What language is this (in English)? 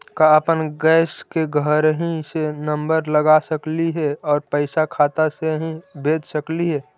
Magahi